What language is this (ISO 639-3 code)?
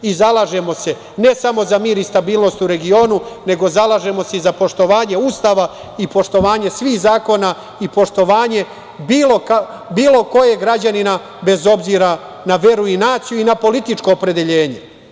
srp